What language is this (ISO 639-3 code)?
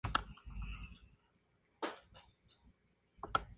spa